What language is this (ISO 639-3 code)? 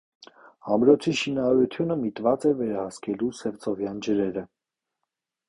hye